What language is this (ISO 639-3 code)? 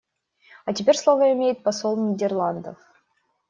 rus